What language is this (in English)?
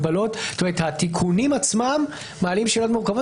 Hebrew